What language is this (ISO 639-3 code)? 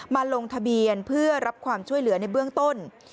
tha